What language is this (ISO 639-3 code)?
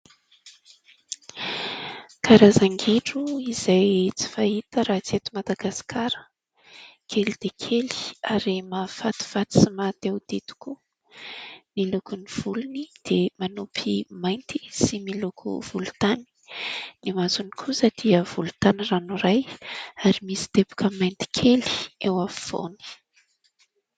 mlg